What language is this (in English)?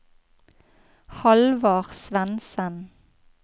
Norwegian